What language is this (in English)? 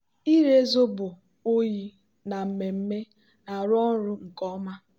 Igbo